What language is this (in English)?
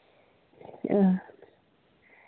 Santali